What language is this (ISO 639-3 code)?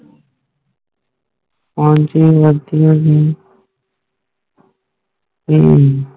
pan